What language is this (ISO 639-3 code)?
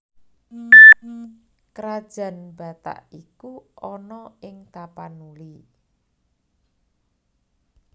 jav